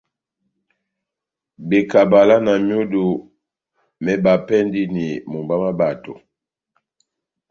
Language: Batanga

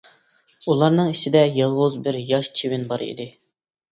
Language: Uyghur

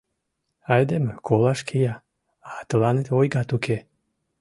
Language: Mari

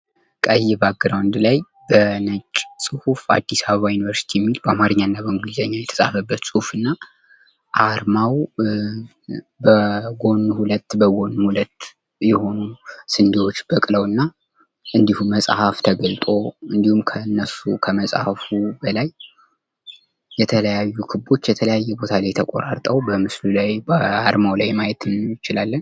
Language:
Amharic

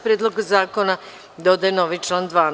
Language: Serbian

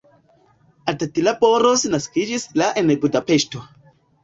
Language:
Esperanto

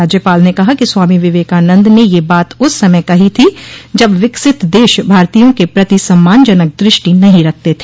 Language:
Hindi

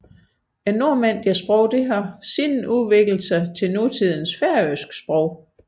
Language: Danish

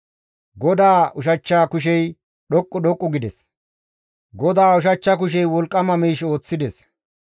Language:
Gamo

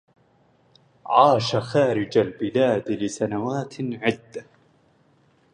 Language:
Arabic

